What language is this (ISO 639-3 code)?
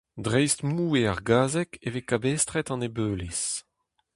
bre